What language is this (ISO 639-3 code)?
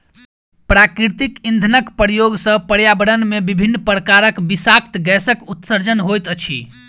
mai